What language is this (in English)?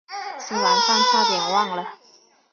Chinese